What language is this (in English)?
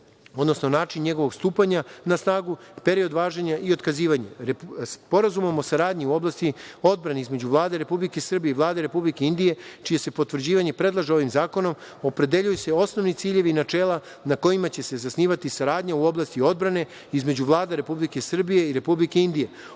Serbian